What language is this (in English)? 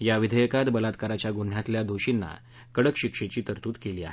Marathi